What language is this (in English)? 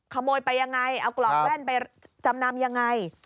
Thai